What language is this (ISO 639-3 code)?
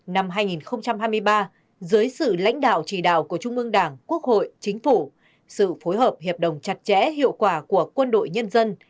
vie